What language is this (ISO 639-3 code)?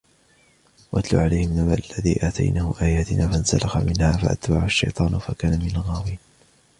ara